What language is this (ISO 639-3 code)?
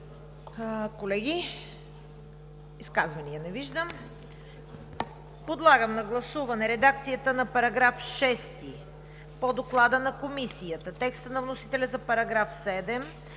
bul